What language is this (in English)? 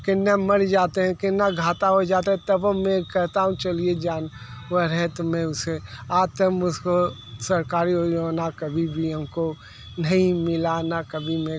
Hindi